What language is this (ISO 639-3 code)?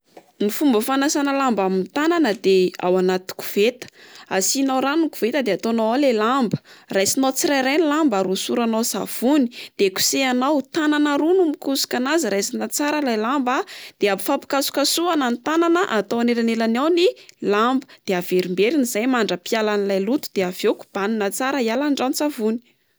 mlg